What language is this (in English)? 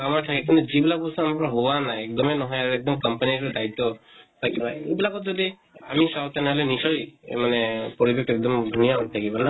Assamese